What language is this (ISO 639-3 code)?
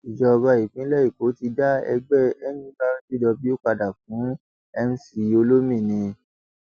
yor